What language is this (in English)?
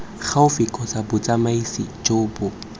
Tswana